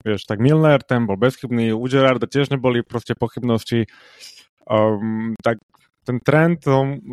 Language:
Slovak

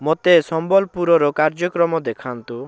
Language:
Odia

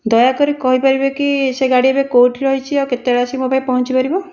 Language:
Odia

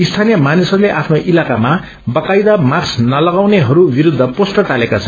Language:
Nepali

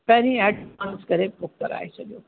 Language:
Sindhi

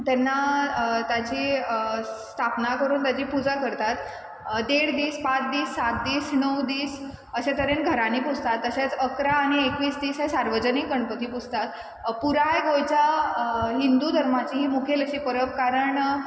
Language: Konkani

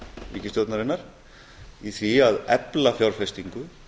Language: Icelandic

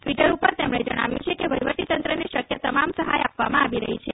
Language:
Gujarati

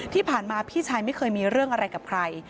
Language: Thai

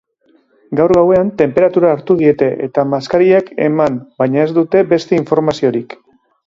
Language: Basque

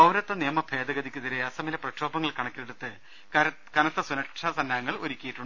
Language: Malayalam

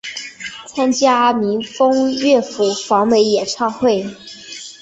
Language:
Chinese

